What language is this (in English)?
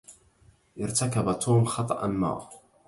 Arabic